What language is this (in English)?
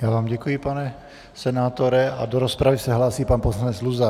Czech